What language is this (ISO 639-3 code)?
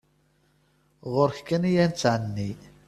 kab